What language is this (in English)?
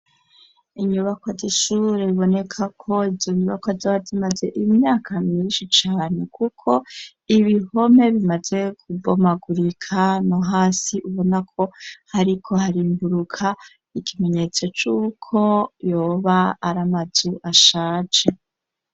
Rundi